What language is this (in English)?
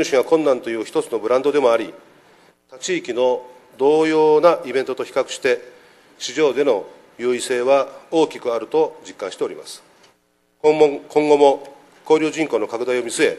Japanese